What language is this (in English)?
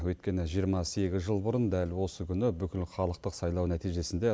Kazakh